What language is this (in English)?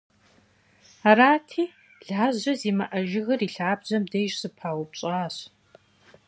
Kabardian